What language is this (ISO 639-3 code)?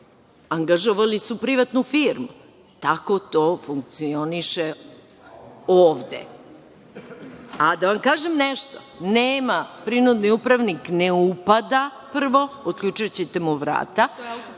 srp